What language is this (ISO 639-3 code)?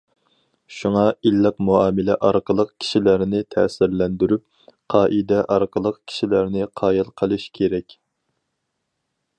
uig